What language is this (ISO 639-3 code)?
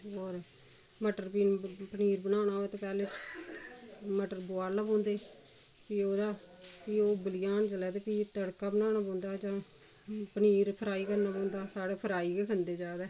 doi